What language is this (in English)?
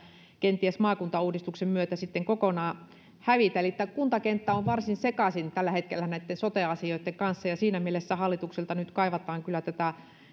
Finnish